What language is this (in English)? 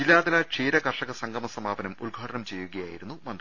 Malayalam